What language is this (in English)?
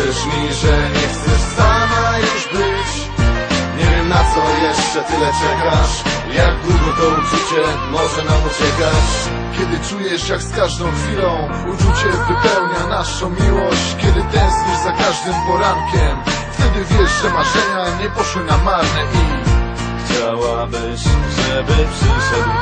Polish